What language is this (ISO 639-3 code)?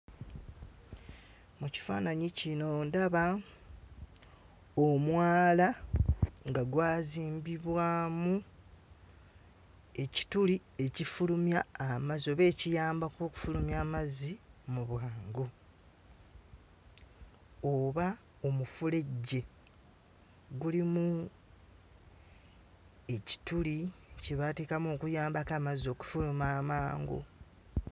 lug